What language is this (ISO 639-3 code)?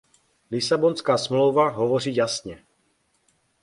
ces